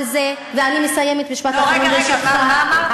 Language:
Hebrew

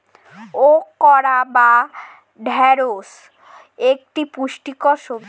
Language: Bangla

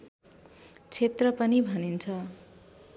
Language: Nepali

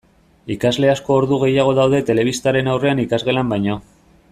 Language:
Basque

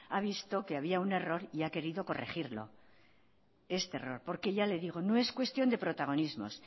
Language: Spanish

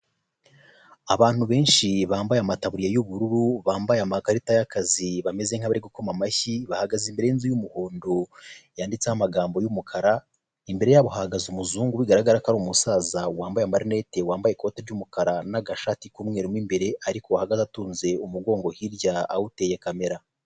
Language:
Kinyarwanda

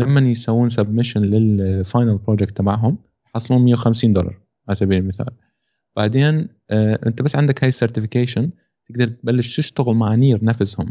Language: Arabic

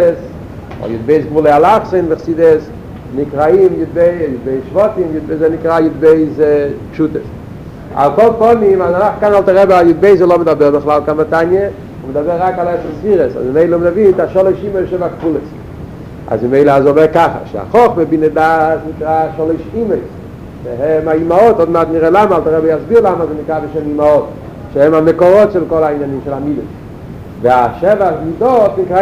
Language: Hebrew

